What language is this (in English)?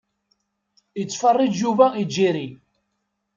Kabyle